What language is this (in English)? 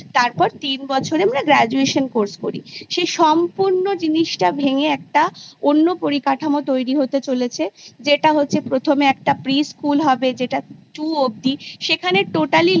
Bangla